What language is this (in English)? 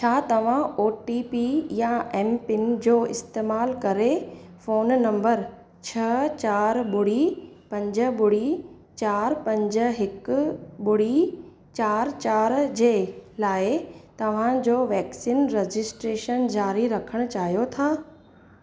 Sindhi